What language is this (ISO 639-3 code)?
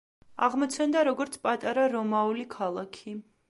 kat